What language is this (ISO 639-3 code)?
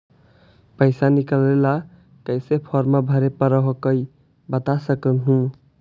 mag